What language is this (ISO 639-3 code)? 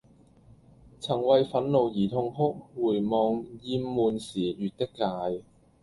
yue